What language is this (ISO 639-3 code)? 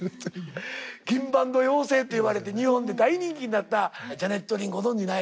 jpn